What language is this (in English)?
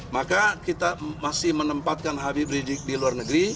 Indonesian